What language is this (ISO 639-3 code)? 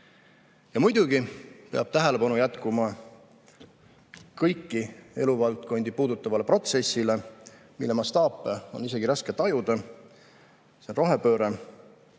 est